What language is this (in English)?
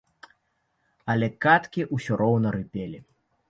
Belarusian